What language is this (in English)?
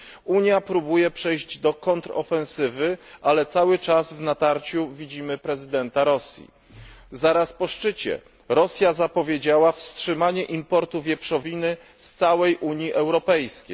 Polish